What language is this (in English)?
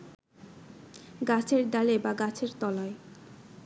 Bangla